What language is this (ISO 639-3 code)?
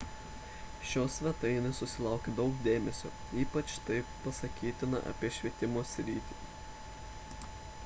lit